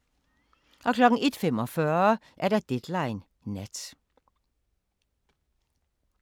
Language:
Danish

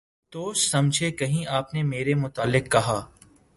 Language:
Urdu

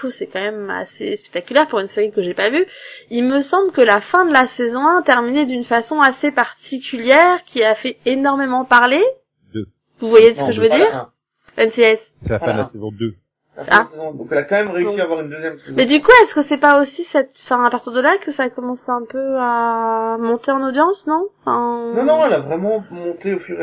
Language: French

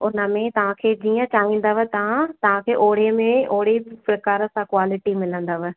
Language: Sindhi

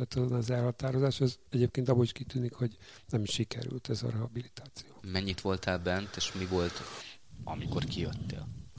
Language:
Hungarian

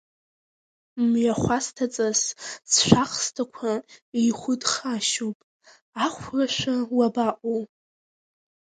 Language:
Abkhazian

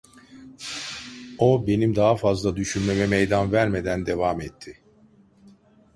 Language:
Turkish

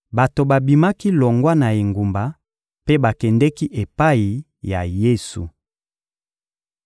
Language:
Lingala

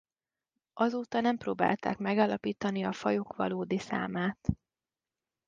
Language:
Hungarian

